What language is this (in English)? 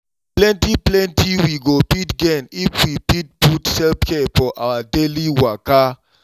Nigerian Pidgin